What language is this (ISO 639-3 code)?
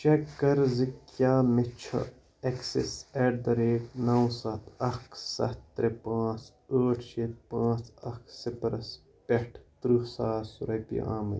kas